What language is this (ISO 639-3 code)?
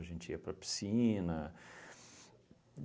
por